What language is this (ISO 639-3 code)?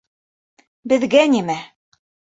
bak